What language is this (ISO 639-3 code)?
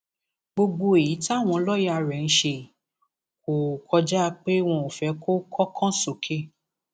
yor